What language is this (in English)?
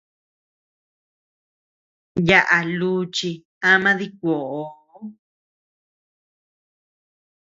Tepeuxila Cuicatec